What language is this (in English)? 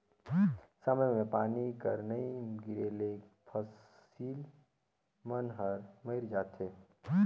Chhattisgarhi